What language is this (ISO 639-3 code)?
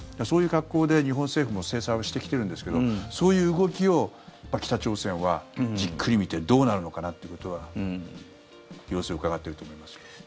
jpn